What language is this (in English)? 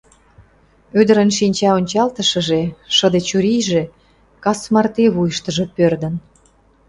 Mari